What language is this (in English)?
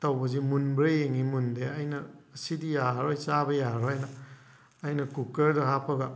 Manipuri